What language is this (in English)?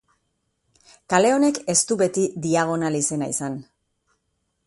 Basque